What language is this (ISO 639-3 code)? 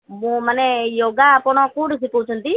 ori